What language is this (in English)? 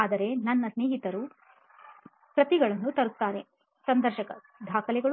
Kannada